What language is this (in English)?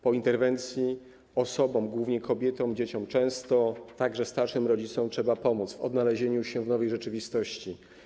Polish